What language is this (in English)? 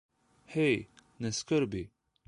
Slovenian